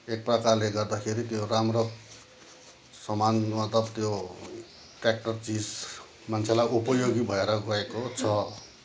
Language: Nepali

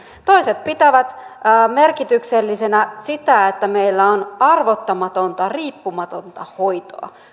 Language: Finnish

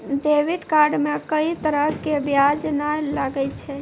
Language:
Maithili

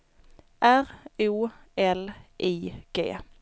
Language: Swedish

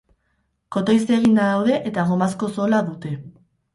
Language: Basque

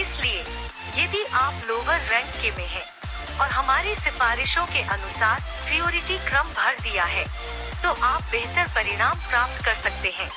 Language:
Hindi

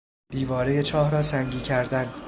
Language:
Persian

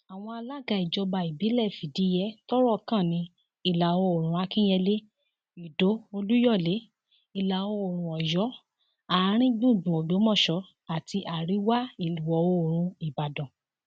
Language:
Yoruba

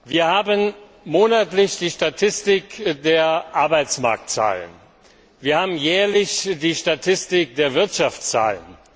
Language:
German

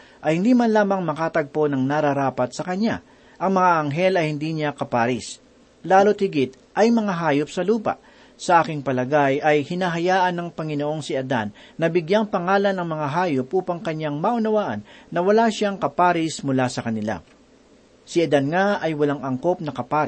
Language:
Filipino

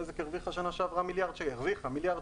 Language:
Hebrew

